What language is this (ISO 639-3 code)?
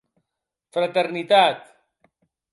oci